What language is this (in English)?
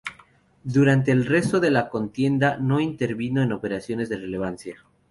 Spanish